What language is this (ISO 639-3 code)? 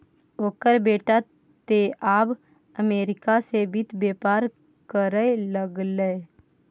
mai